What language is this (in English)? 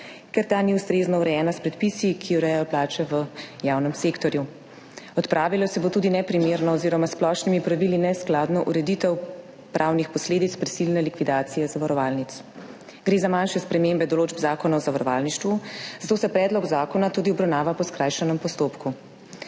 Slovenian